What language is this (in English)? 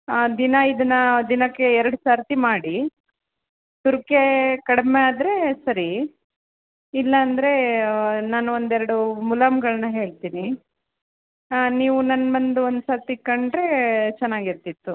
Kannada